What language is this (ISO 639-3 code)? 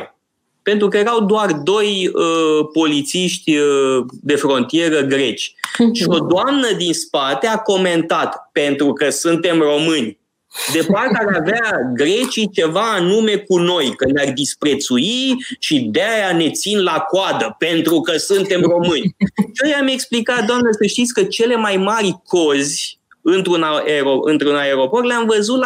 ron